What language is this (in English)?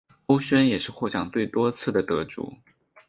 Chinese